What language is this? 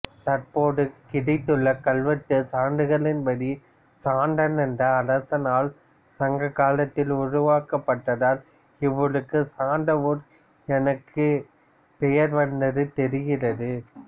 Tamil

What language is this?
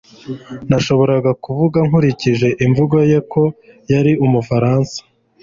Kinyarwanda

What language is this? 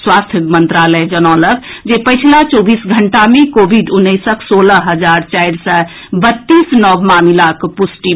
Maithili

